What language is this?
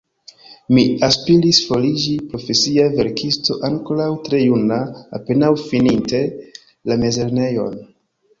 Esperanto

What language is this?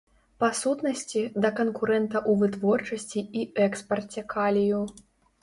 Belarusian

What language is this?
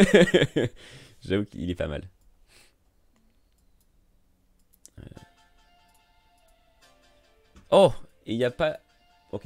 French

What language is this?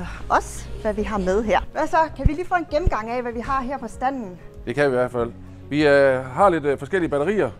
Danish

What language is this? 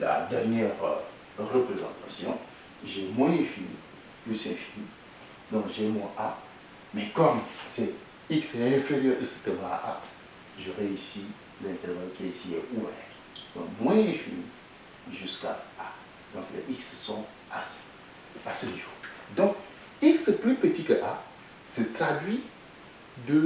French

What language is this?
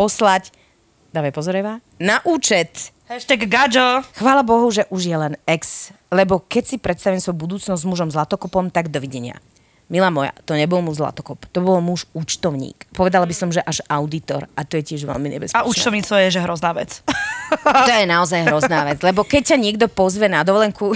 Slovak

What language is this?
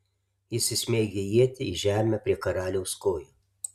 Lithuanian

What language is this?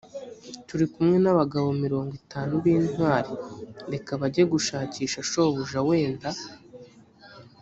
Kinyarwanda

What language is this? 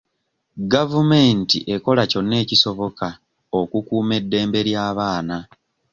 Ganda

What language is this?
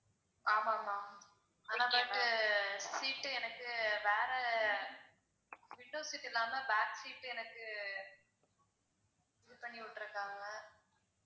Tamil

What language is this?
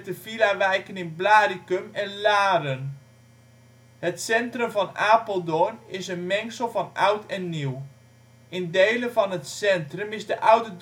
Dutch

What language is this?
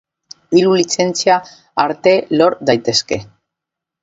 Basque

